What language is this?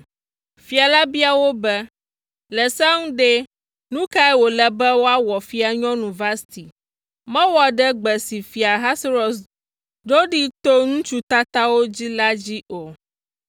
Ewe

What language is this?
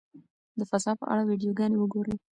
Pashto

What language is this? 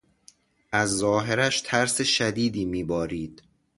Persian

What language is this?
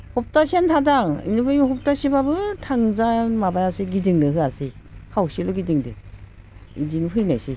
Bodo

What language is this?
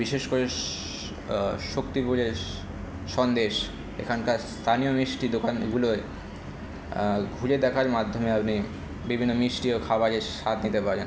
Bangla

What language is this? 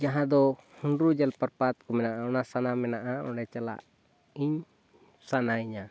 Santali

